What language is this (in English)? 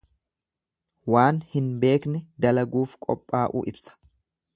Oromo